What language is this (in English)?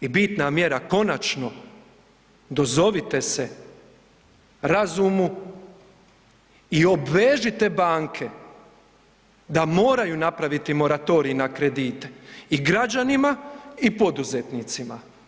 Croatian